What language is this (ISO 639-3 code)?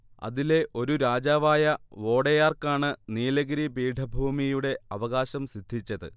mal